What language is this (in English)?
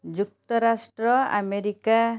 Odia